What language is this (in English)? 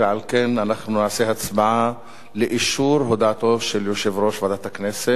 Hebrew